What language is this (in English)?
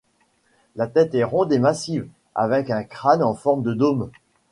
French